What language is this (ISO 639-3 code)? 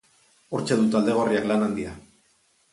eus